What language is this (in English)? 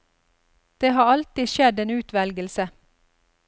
Norwegian